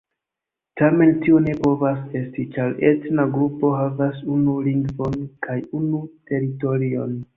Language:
Esperanto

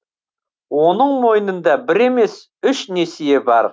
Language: Kazakh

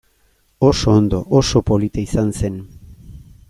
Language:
Basque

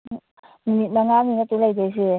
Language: Manipuri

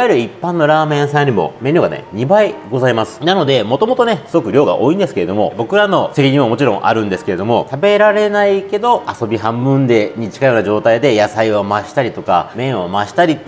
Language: Japanese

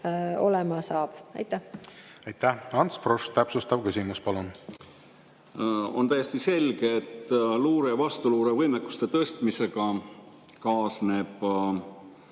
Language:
Estonian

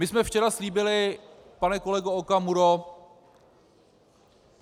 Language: Czech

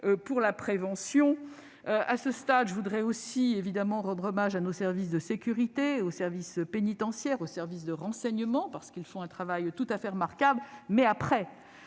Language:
French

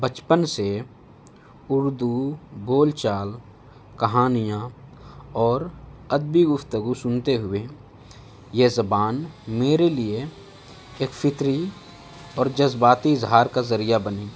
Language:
Urdu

